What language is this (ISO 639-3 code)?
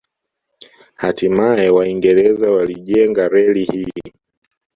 swa